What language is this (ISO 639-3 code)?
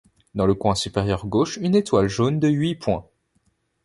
fra